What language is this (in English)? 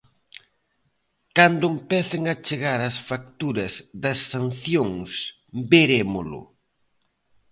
Galician